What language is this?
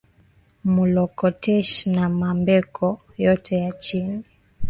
Swahili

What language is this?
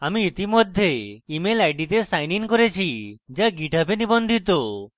Bangla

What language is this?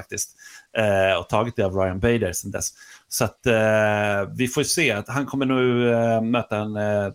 Swedish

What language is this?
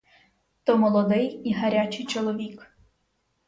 Ukrainian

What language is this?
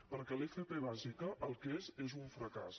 Catalan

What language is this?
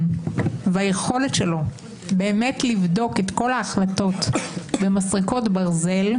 Hebrew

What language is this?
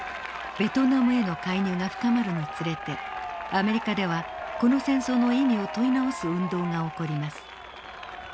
Japanese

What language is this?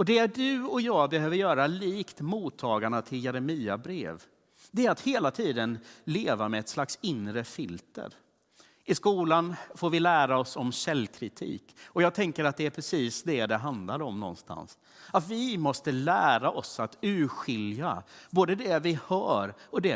Swedish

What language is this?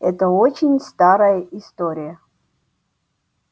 Russian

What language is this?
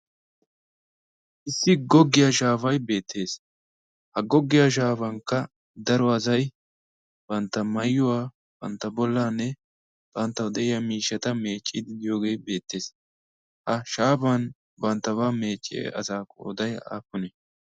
Wolaytta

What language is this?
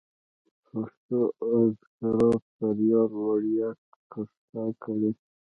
Pashto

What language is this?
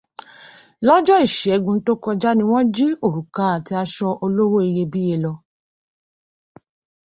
Yoruba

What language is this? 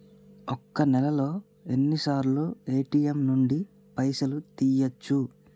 Telugu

